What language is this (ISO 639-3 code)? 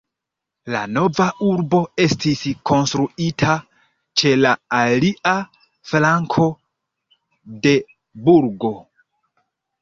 epo